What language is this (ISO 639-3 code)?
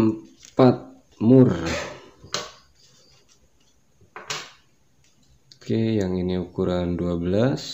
ind